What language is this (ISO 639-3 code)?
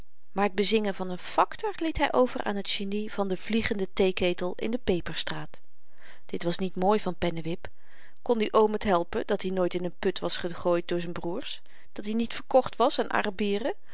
nld